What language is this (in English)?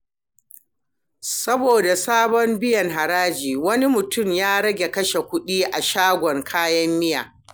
Hausa